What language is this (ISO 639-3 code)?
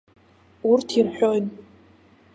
abk